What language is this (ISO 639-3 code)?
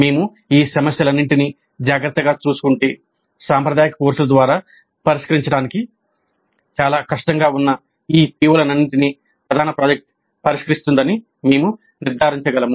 tel